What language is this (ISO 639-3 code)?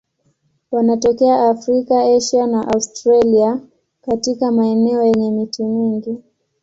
swa